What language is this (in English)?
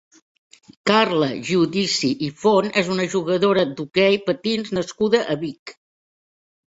Catalan